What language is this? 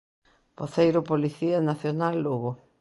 Galician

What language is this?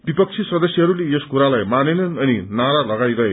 Nepali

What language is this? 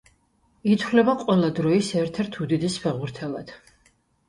Georgian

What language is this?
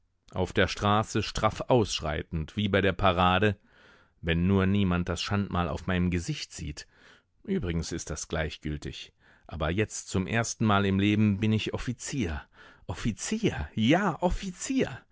German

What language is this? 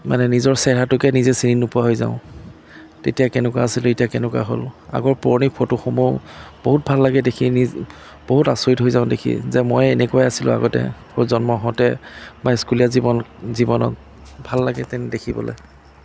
Assamese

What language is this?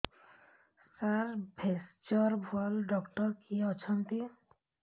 Odia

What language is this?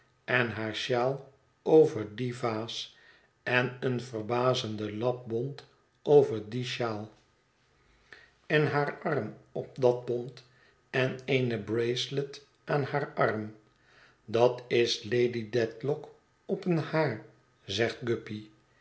Dutch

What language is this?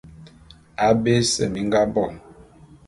Bulu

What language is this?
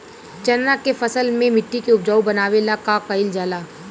Bhojpuri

